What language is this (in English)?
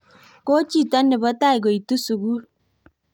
Kalenjin